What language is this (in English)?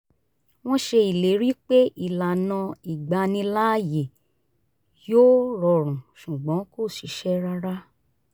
Yoruba